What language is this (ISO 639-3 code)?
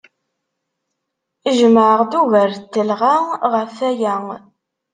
kab